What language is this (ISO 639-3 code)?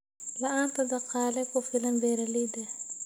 som